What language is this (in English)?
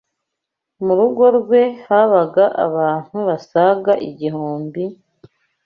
Kinyarwanda